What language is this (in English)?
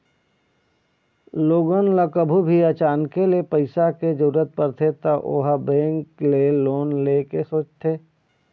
Chhattisgarhi